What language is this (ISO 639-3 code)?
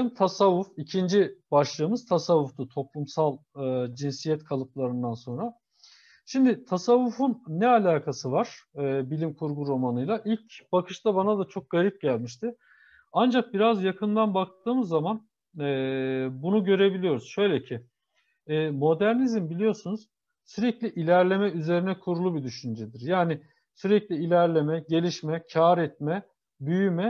tur